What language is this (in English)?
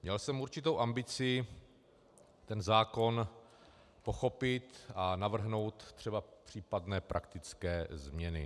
Czech